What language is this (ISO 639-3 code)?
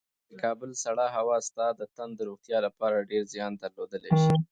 pus